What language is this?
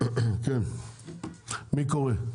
Hebrew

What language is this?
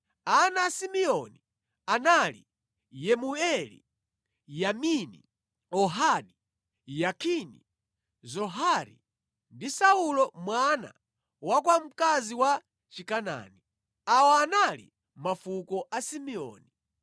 Nyanja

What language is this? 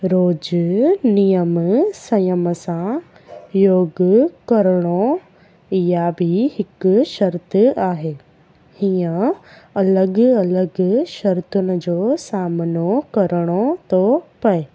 Sindhi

